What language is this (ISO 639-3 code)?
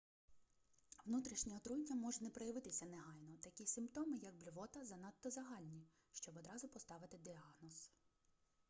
ukr